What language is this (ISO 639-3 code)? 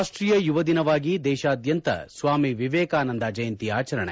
kan